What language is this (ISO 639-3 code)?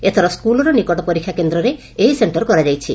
ori